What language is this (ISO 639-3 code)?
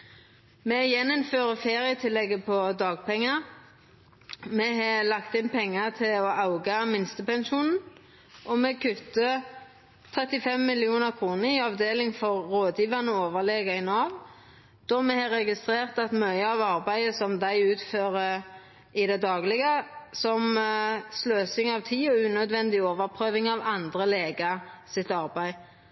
nno